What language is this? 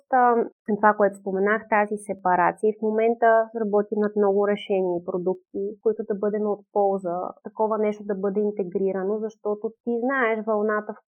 Bulgarian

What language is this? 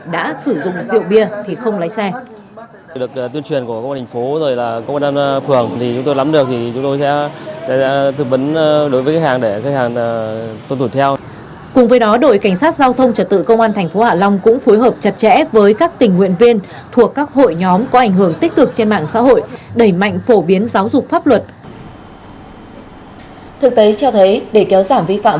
Vietnamese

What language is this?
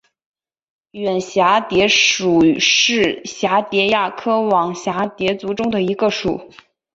Chinese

